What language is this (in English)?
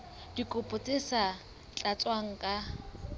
Southern Sotho